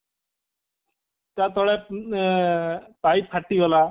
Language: Odia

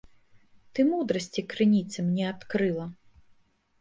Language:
Belarusian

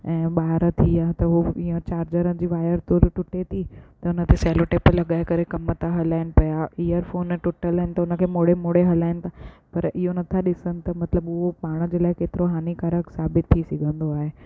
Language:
Sindhi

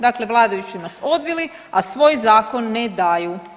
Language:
Croatian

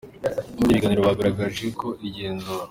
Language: Kinyarwanda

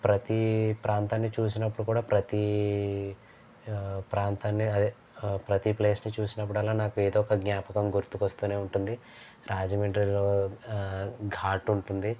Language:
Telugu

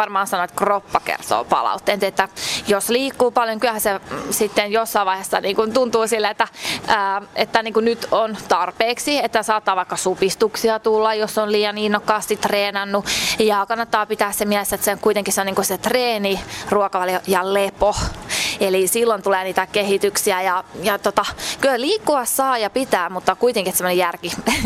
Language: Finnish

